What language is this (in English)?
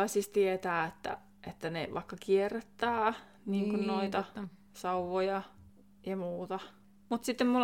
Finnish